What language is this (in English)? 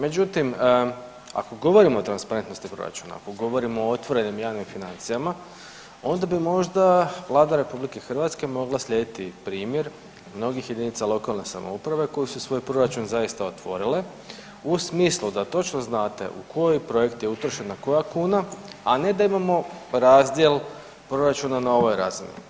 Croatian